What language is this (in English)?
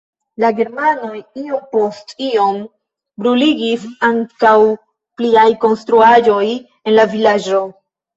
Esperanto